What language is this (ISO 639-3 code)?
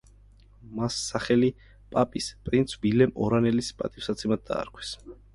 kat